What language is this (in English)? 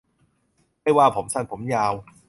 Thai